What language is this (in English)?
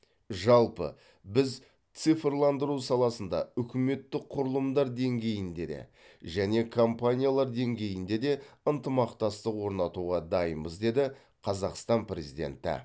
Kazakh